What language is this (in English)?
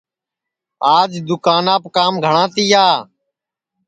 Sansi